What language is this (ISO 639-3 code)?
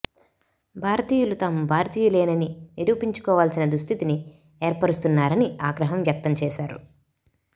tel